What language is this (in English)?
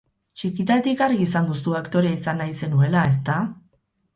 Basque